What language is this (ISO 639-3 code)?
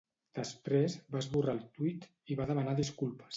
cat